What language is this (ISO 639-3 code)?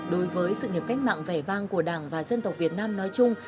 vie